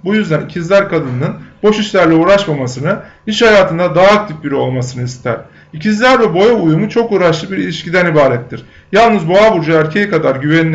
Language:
Turkish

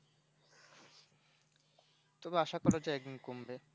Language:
Bangla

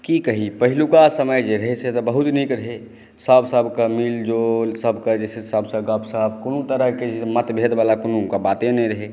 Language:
Maithili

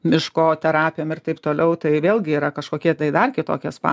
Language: Lithuanian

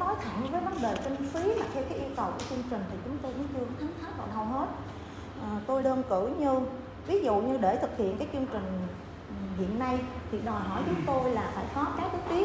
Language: Vietnamese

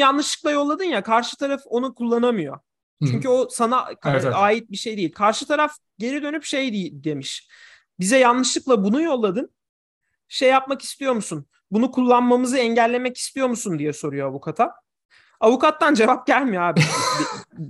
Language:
Turkish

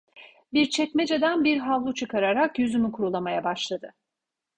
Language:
Turkish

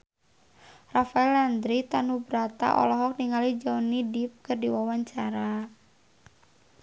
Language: Sundanese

